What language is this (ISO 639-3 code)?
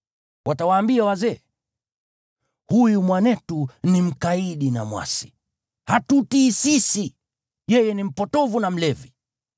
swa